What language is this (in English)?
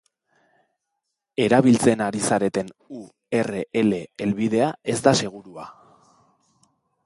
Basque